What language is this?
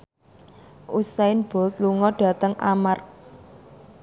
Javanese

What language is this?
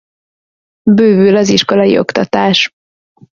Hungarian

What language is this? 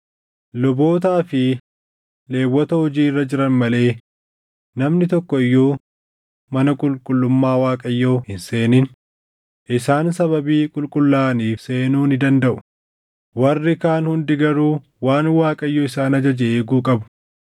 Oromo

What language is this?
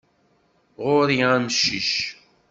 Kabyle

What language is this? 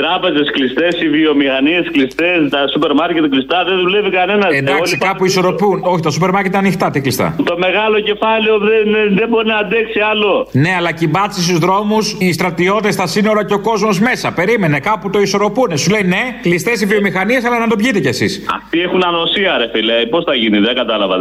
Greek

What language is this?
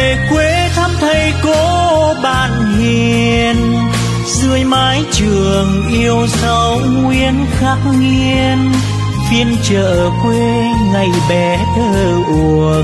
Vietnamese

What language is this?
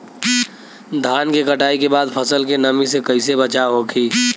Bhojpuri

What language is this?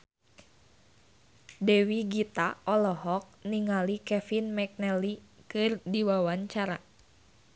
Sundanese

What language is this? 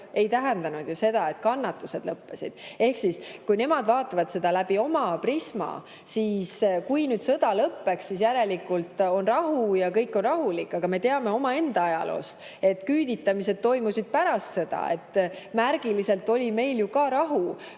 Estonian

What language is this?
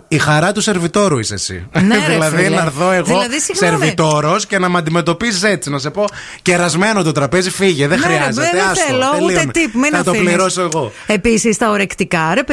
Greek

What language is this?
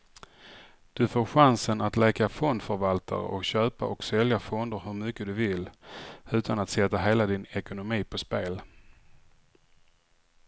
Swedish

